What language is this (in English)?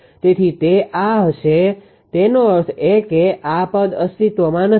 Gujarati